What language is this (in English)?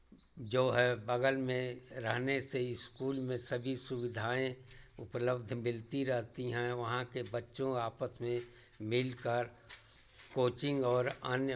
Hindi